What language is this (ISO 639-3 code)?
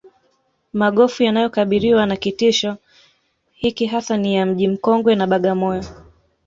swa